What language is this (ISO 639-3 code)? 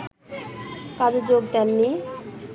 ben